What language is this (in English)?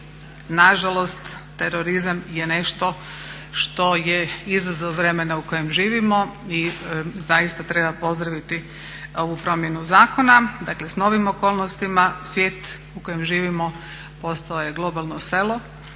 Croatian